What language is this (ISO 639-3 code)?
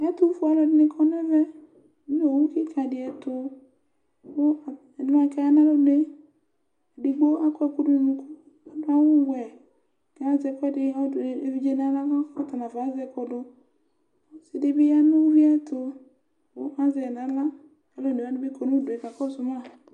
kpo